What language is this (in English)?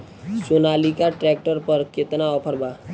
Bhojpuri